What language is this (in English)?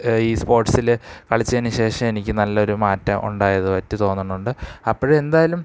Malayalam